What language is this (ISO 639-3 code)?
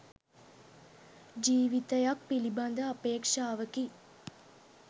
sin